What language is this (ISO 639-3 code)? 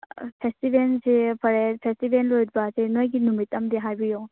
mni